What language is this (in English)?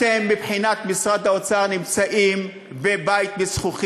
Hebrew